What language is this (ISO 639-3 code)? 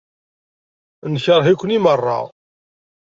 kab